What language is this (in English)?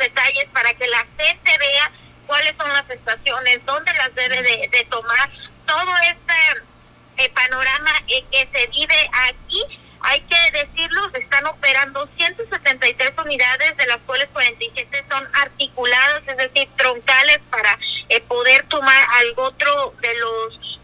Spanish